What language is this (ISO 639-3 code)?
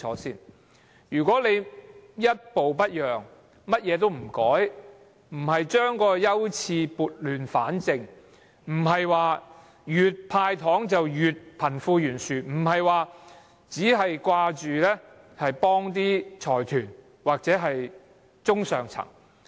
yue